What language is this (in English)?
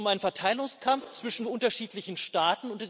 German